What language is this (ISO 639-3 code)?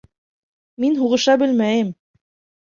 bak